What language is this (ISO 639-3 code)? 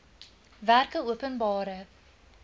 afr